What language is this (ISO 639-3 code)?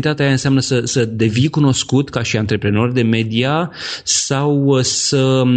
ron